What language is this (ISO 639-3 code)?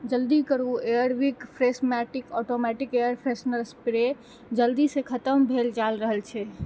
mai